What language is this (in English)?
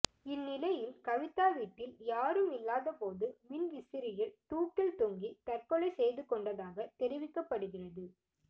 Tamil